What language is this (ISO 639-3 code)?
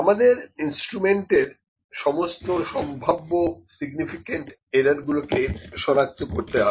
ben